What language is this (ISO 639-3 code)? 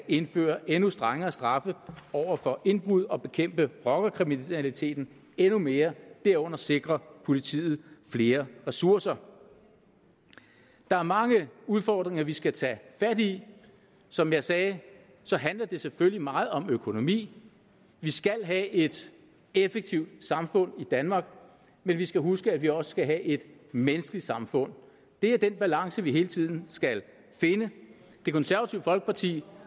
dan